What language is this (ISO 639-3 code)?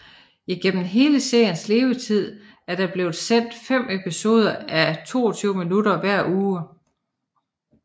dan